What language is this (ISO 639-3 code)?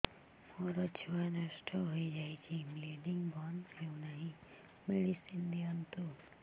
ori